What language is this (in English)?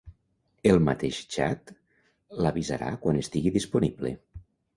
Catalan